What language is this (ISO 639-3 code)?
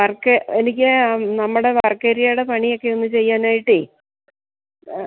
mal